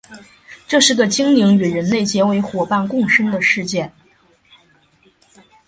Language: Chinese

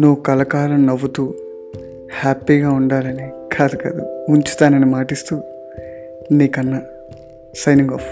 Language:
Telugu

